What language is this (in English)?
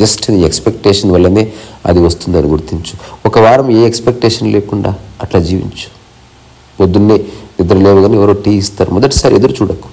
Telugu